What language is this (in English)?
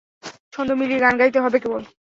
Bangla